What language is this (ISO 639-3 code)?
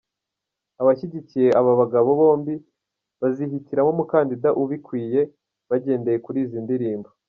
kin